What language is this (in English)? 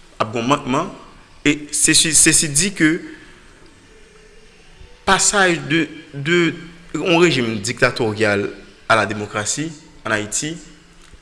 French